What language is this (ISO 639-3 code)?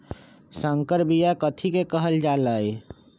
mag